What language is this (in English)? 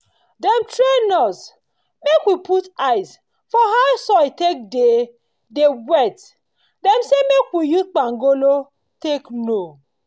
Nigerian Pidgin